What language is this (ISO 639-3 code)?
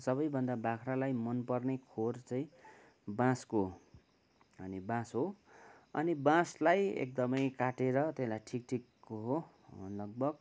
nep